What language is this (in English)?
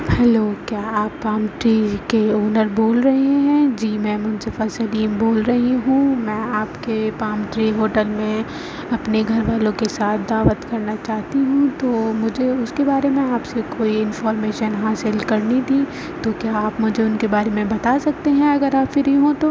Urdu